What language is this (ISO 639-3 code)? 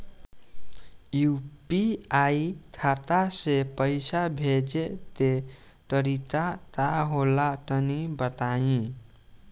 bho